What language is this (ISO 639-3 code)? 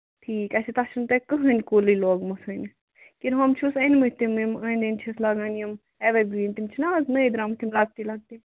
kas